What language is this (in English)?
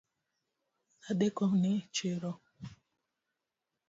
Luo (Kenya and Tanzania)